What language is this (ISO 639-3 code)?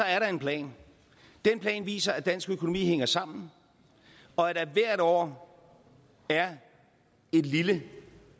dan